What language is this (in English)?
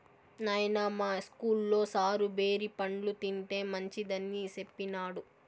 Telugu